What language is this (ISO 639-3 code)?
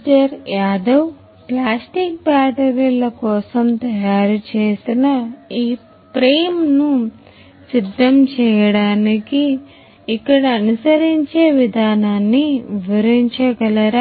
tel